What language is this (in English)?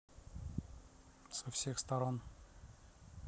Russian